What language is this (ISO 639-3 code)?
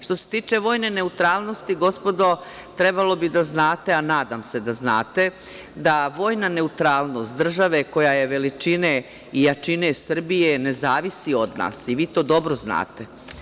srp